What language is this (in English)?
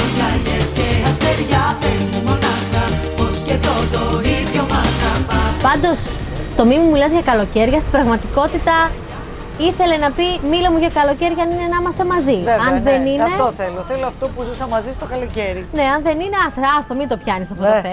Greek